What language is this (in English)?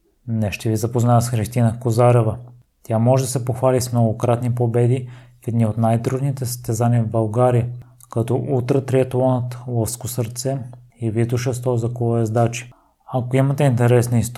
Bulgarian